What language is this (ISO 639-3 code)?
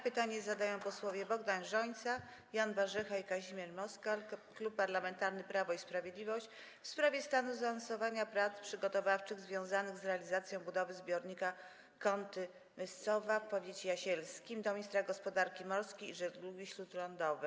pol